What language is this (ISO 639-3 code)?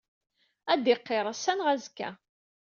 kab